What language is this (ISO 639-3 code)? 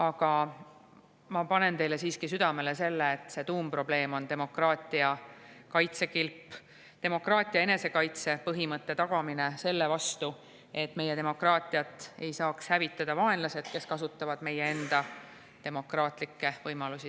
est